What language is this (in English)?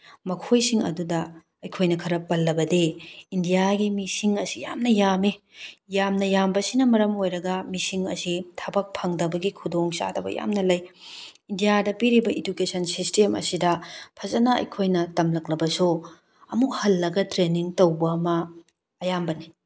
Manipuri